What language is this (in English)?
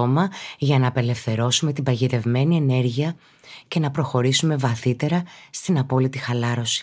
Greek